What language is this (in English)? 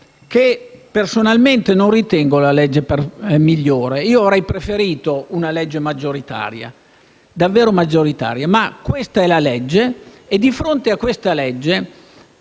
Italian